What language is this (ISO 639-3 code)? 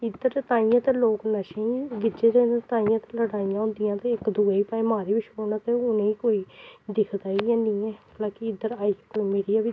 doi